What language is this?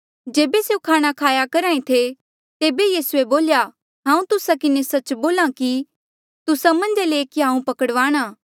Mandeali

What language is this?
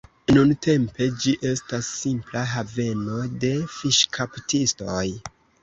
Esperanto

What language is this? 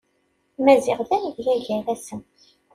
Kabyle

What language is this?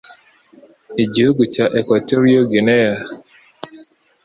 Kinyarwanda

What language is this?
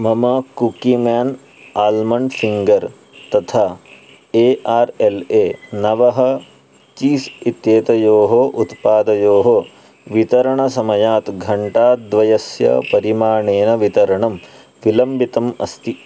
Sanskrit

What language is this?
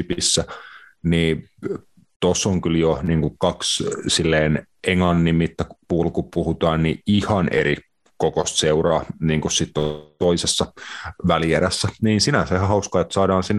Finnish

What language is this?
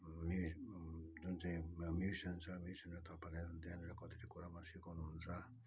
Nepali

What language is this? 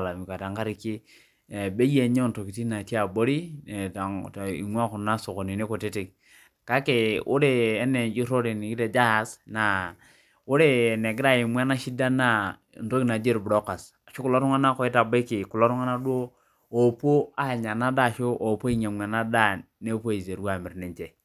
Masai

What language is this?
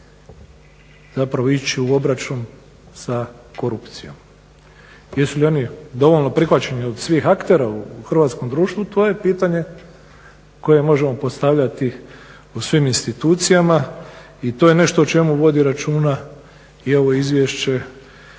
Croatian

